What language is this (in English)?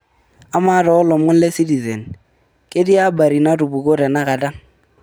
Masai